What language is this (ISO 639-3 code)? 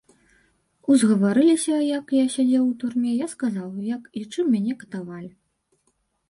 bel